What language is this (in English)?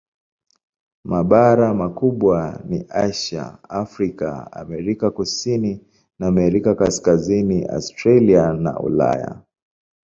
Swahili